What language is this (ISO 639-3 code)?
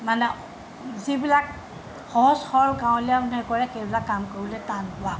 asm